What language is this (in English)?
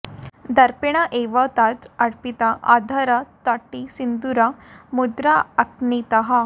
Sanskrit